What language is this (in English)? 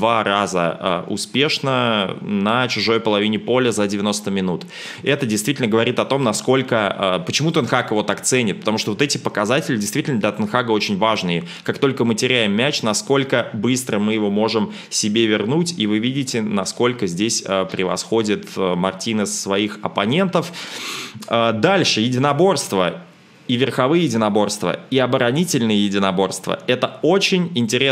Russian